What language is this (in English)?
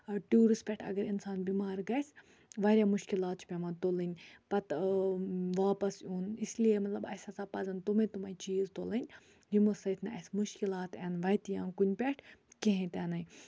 Kashmiri